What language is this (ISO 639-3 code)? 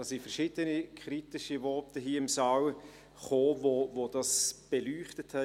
gsw